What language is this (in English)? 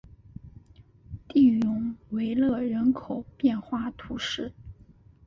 Chinese